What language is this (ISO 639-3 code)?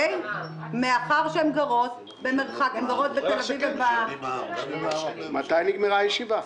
heb